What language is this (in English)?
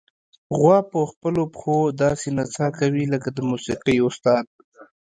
Pashto